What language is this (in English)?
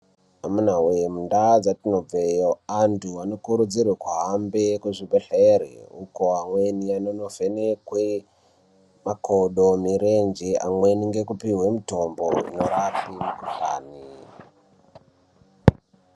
Ndau